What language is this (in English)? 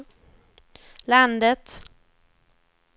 Swedish